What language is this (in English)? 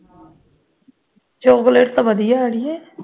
Punjabi